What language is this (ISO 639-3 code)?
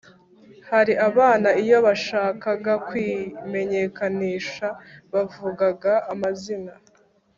kin